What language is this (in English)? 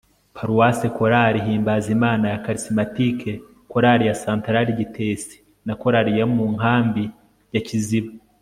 Kinyarwanda